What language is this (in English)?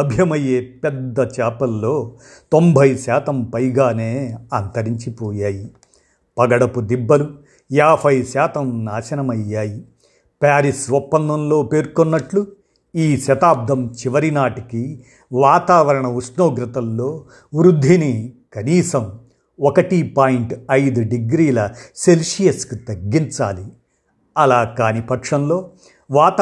Telugu